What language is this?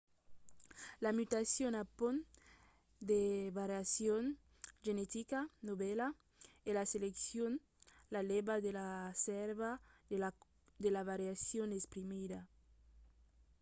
Occitan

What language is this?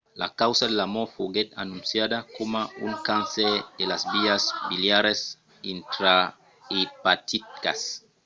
Occitan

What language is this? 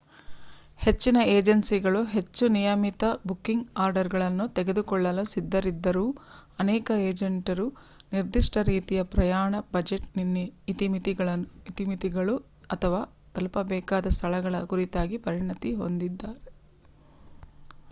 Kannada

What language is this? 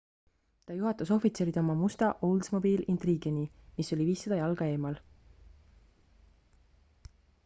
Estonian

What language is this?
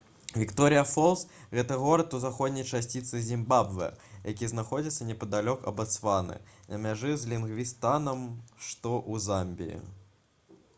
Belarusian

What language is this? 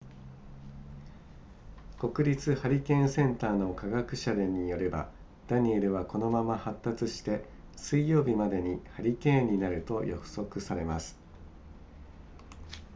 Japanese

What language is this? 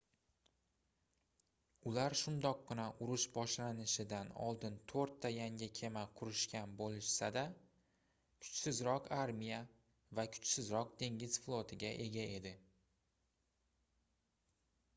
Uzbek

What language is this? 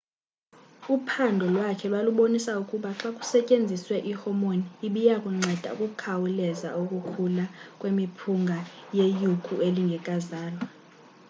Xhosa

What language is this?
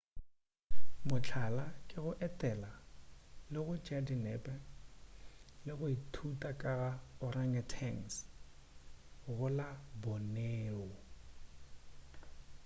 Northern Sotho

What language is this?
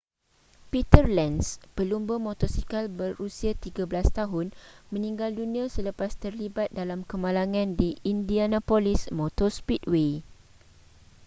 Malay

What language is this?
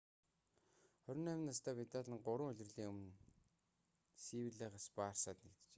Mongolian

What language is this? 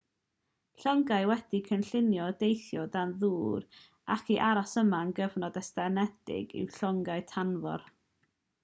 Welsh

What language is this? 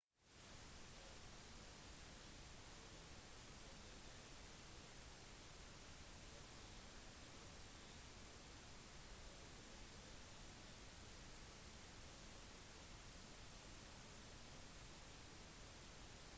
Norwegian Bokmål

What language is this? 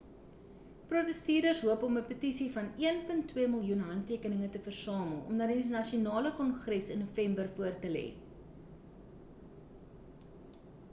Afrikaans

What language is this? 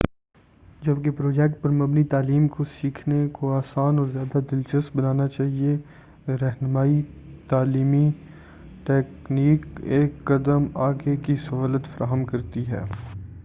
Urdu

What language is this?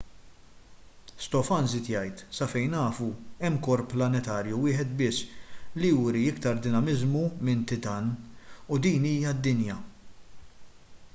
Maltese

